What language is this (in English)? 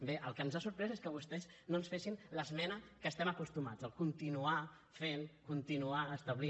Catalan